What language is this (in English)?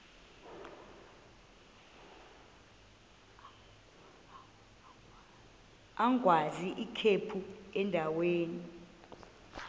Xhosa